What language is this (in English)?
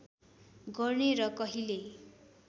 Nepali